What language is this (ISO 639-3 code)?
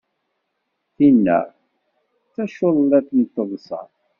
kab